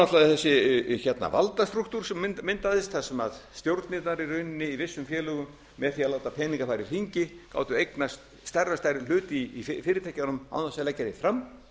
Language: Icelandic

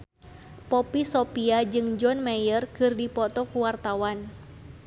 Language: Sundanese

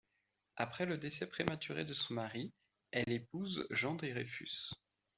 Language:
French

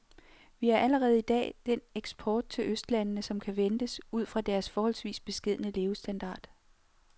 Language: Danish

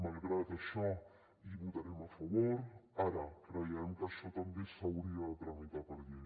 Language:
Catalan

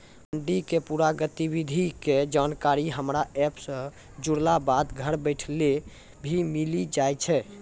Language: Maithili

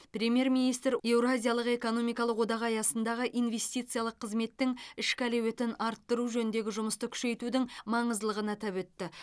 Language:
Kazakh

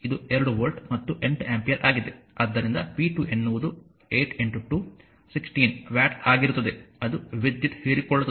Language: Kannada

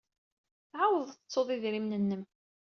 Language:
Kabyle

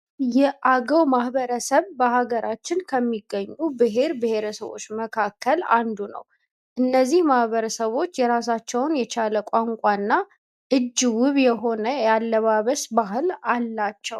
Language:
Amharic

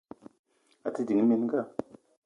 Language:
Eton (Cameroon)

